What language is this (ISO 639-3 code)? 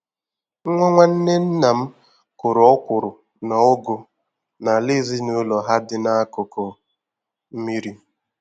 ibo